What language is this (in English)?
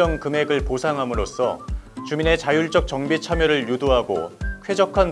Korean